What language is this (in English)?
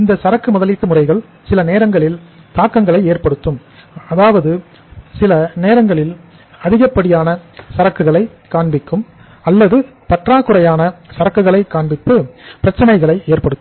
Tamil